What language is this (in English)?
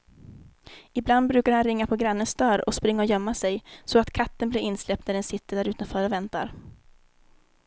Swedish